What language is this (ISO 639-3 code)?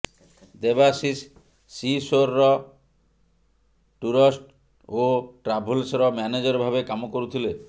ori